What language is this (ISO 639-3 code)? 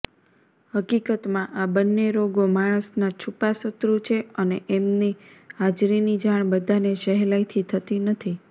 guj